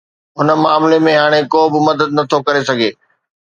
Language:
Sindhi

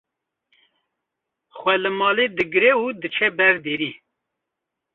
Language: Kurdish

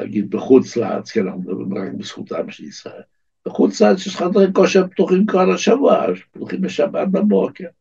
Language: Hebrew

